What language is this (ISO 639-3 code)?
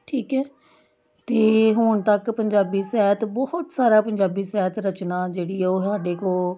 pan